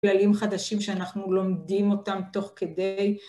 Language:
Hebrew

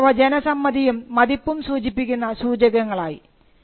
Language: Malayalam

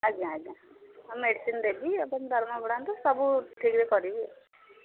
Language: Odia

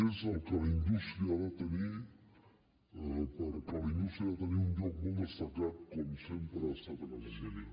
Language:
Catalan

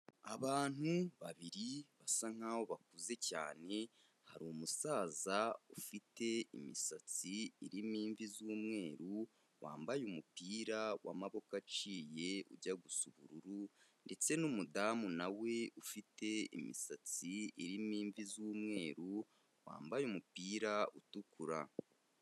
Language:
Kinyarwanda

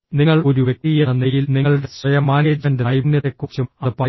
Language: Malayalam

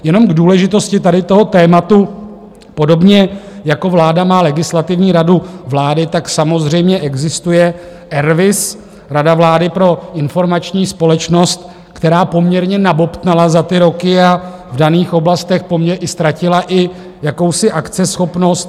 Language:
Czech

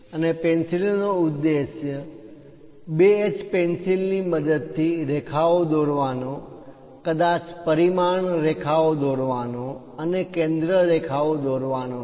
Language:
Gujarati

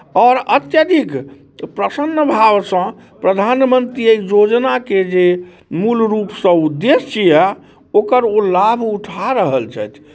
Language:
Maithili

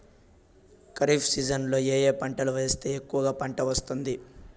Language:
Telugu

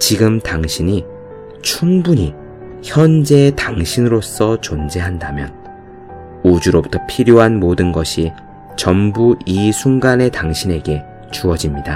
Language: Korean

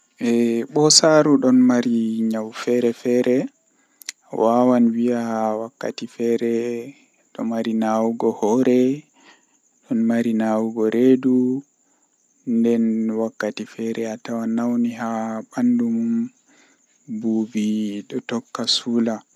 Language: Western Niger Fulfulde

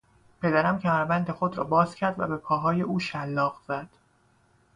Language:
Persian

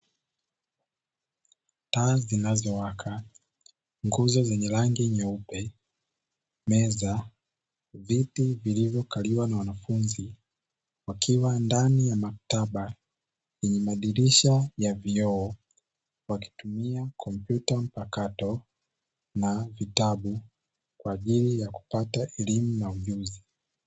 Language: Swahili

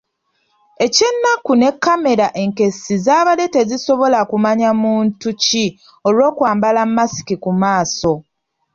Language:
Ganda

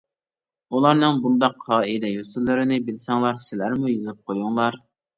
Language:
Uyghur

